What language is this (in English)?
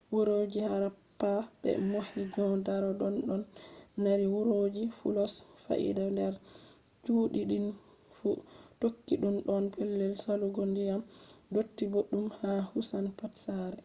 Fula